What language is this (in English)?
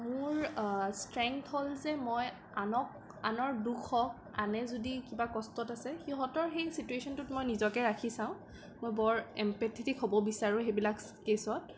Assamese